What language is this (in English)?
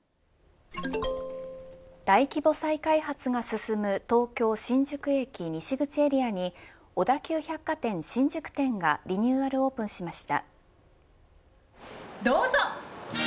Japanese